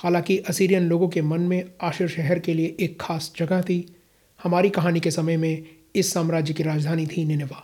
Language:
Hindi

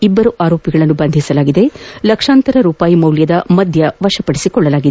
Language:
Kannada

